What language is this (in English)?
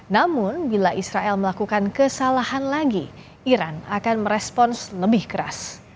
Indonesian